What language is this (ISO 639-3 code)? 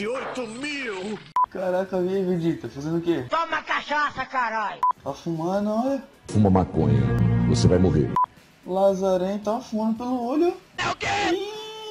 por